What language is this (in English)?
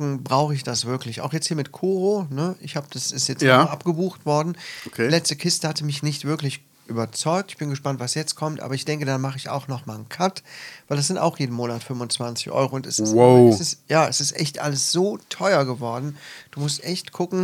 German